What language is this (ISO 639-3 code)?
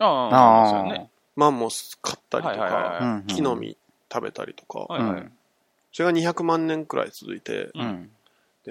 jpn